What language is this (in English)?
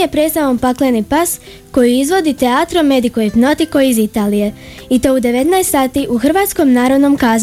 Croatian